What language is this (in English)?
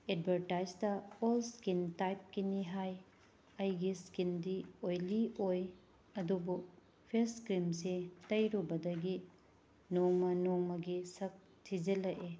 Manipuri